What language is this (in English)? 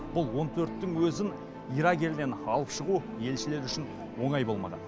Kazakh